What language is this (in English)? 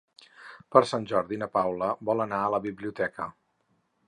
Catalan